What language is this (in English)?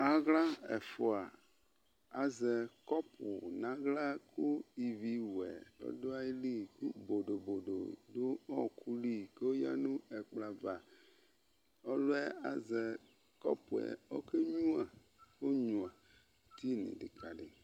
Ikposo